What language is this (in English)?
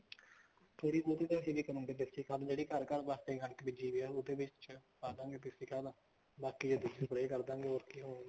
Punjabi